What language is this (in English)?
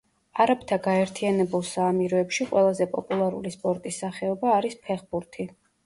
Georgian